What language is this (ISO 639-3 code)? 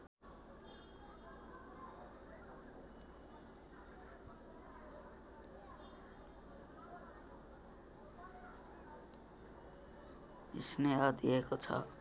nep